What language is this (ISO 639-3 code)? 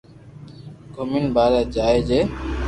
lrk